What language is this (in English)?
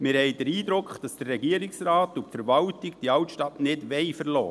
Swiss German